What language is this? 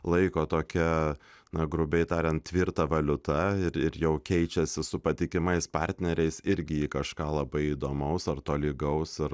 Lithuanian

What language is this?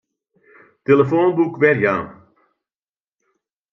Western Frisian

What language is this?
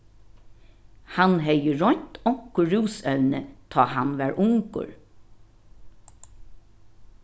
Faroese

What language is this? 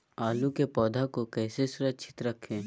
Magahi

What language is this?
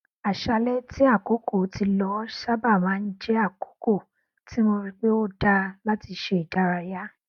Yoruba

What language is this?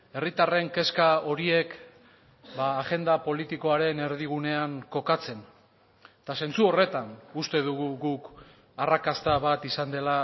Basque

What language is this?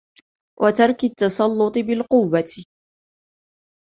Arabic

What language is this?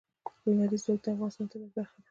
Pashto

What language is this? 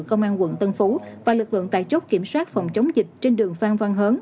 Vietnamese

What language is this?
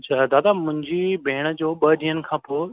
Sindhi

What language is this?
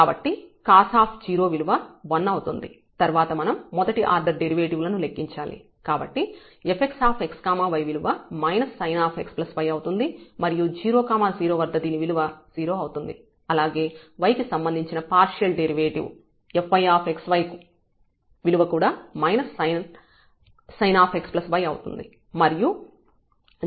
Telugu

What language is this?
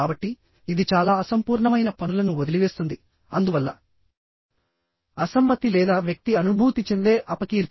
Telugu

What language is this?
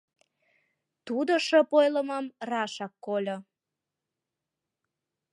Mari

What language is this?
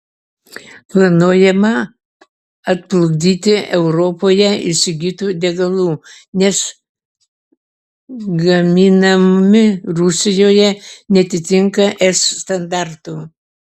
Lithuanian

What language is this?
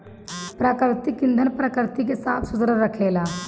Bhojpuri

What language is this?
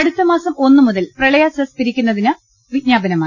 Malayalam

